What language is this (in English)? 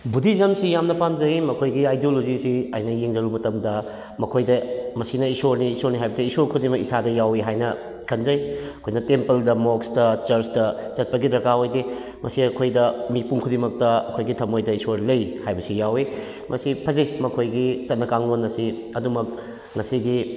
Manipuri